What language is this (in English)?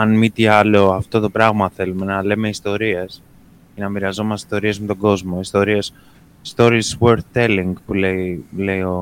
Greek